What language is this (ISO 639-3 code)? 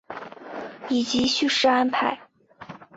zho